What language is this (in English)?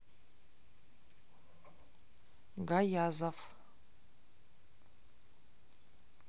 Russian